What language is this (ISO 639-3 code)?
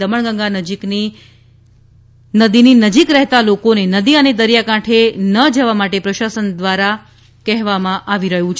guj